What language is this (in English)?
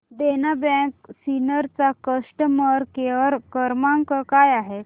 Marathi